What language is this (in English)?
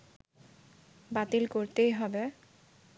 Bangla